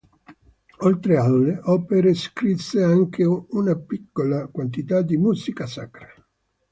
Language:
Italian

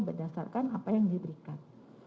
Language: Indonesian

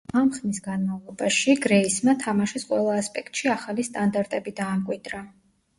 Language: Georgian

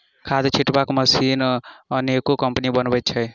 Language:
Maithili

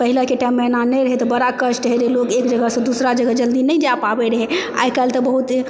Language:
Maithili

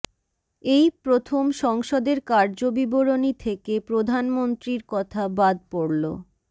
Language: Bangla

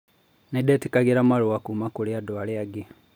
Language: Kikuyu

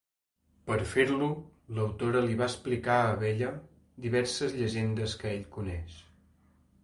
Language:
Catalan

